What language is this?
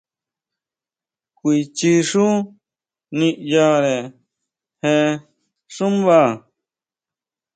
Huautla Mazatec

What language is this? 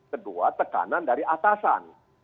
Indonesian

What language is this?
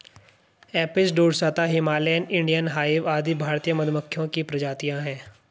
Hindi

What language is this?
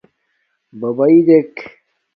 Domaaki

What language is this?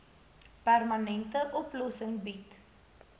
Afrikaans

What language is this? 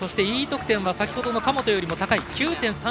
Japanese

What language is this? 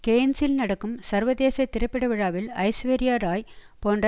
Tamil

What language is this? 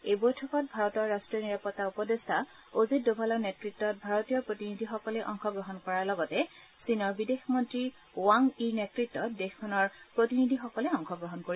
Assamese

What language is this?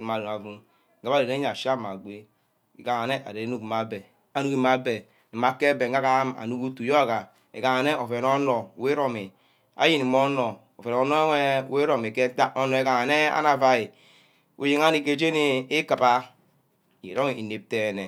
Ubaghara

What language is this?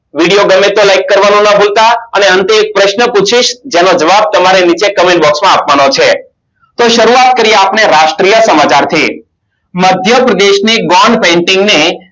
Gujarati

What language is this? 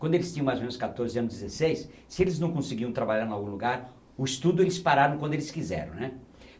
Portuguese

